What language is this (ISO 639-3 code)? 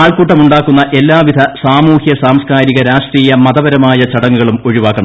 mal